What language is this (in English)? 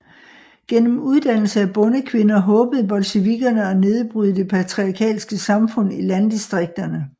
Danish